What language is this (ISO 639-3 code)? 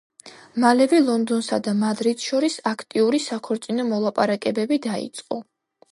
kat